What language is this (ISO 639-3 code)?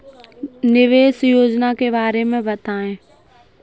hin